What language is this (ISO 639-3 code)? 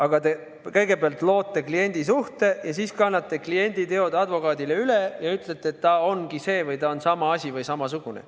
est